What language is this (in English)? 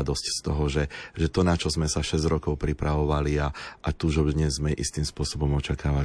Slovak